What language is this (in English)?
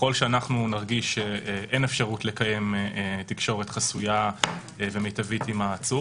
Hebrew